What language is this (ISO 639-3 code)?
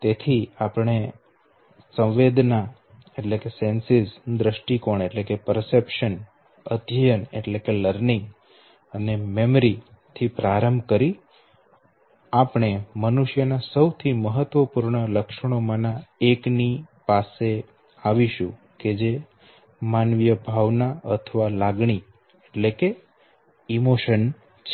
guj